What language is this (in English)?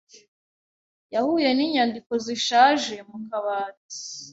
Kinyarwanda